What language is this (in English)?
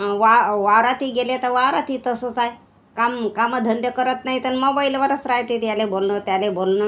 Marathi